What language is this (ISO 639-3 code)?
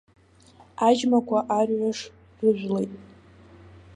abk